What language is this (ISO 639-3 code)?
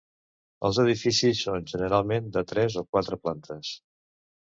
cat